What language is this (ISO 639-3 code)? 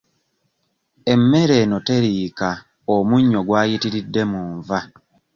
lug